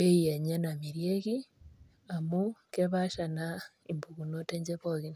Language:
Masai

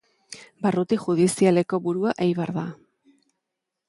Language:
Basque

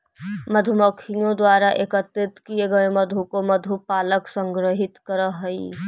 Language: Magahi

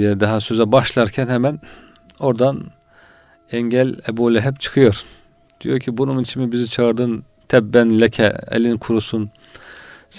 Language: Turkish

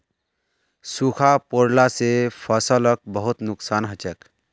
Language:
Magahi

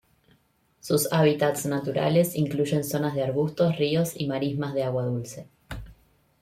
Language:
Spanish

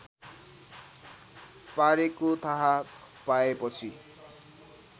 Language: Nepali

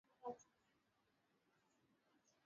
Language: Swahili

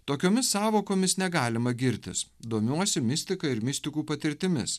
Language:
Lithuanian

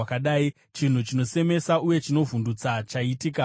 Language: Shona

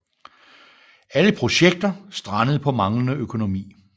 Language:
Danish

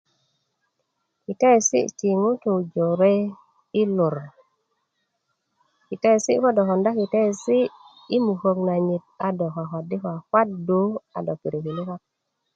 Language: Kuku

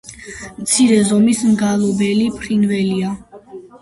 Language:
Georgian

